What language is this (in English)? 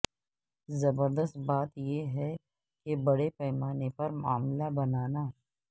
Urdu